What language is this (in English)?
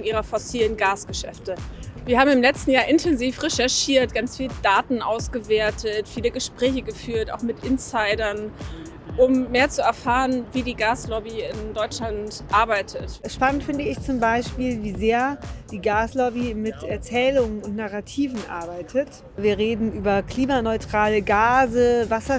German